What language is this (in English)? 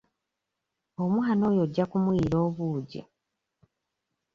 Ganda